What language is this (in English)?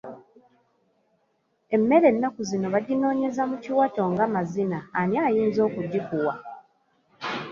Ganda